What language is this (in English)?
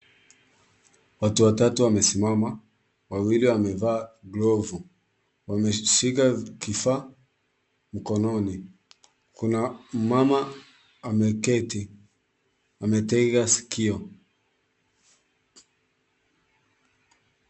Swahili